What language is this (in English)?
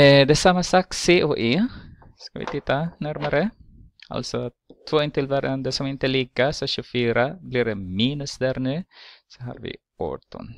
Swedish